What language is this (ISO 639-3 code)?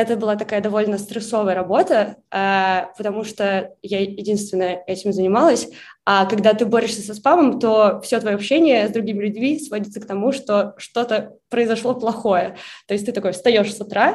rus